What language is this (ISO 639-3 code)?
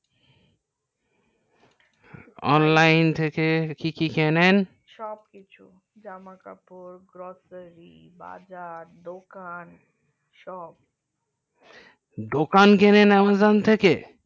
ben